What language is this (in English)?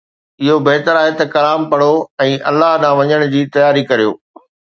Sindhi